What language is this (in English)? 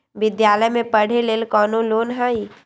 Magahi